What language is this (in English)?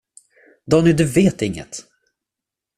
Swedish